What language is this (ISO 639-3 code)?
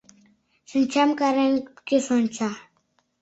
chm